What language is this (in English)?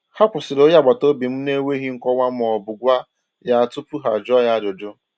Igbo